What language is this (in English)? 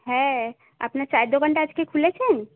Bangla